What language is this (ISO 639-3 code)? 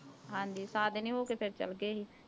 pan